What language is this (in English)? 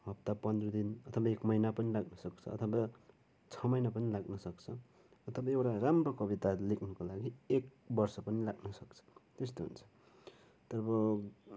Nepali